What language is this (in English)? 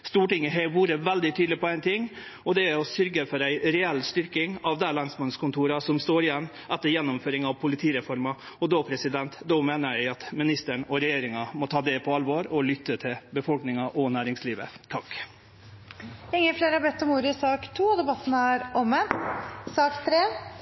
Norwegian